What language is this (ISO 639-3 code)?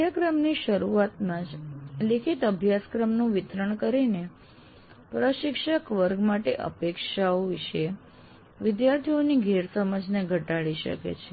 guj